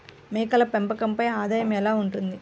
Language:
Telugu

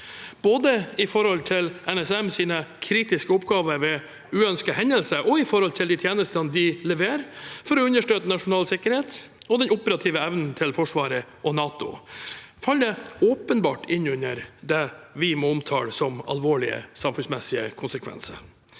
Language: Norwegian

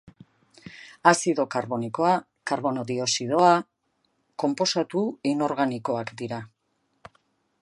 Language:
Basque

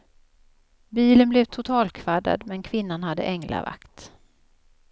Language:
Swedish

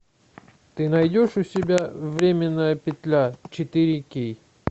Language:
Russian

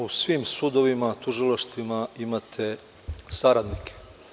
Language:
Serbian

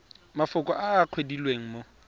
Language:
Tswana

